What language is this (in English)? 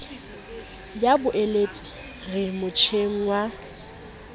Southern Sotho